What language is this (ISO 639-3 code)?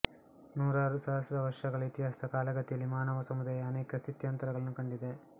kan